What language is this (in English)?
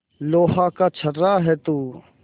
Hindi